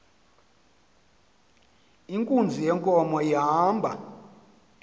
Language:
Xhosa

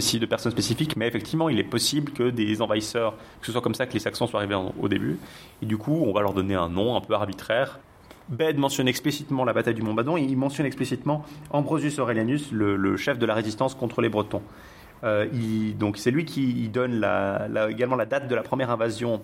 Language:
French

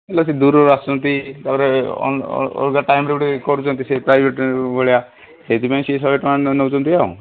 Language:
Odia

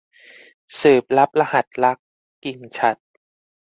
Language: Thai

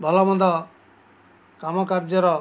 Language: Odia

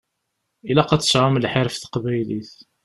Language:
Kabyle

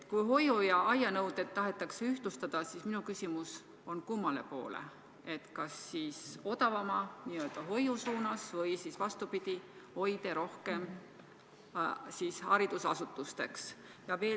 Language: Estonian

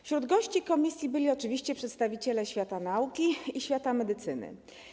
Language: Polish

